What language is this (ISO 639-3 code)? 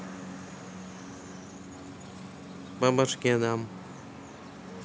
rus